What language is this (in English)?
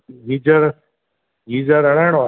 Sindhi